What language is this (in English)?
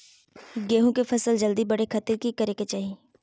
Magahi